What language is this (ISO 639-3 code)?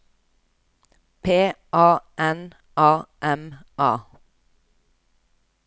nor